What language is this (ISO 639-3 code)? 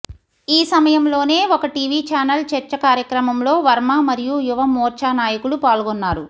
tel